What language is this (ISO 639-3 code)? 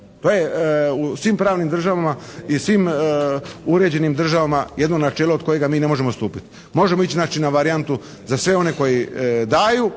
hrv